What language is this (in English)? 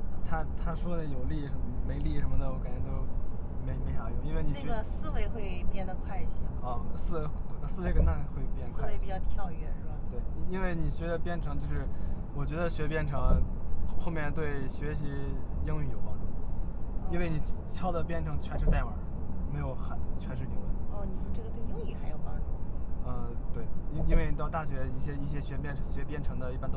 Chinese